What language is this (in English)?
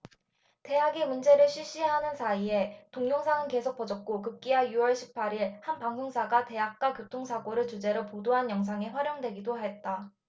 Korean